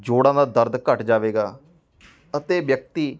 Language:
Punjabi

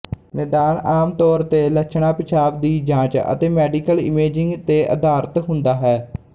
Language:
Punjabi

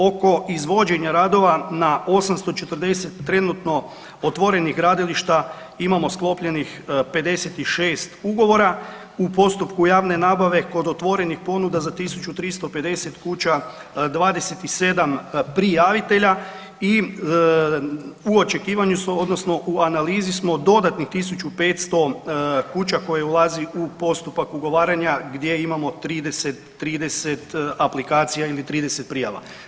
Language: Croatian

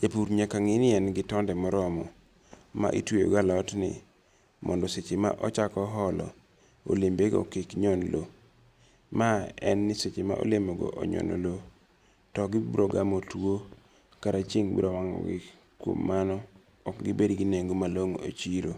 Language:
Luo (Kenya and Tanzania)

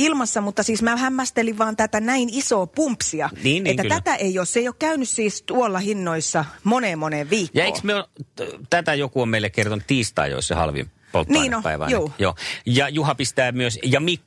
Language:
Finnish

